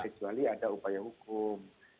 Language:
Indonesian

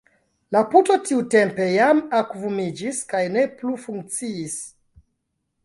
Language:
Esperanto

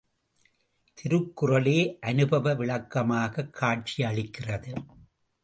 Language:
Tamil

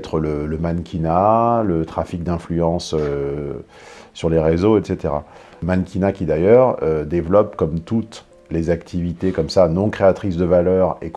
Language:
French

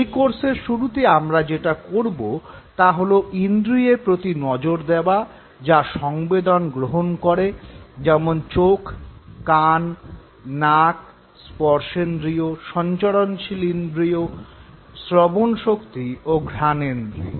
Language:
Bangla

